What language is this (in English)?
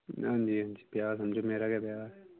Dogri